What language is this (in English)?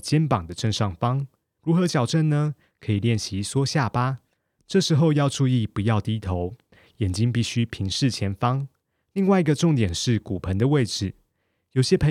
Chinese